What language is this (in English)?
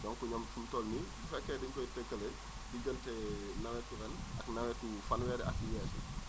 Wolof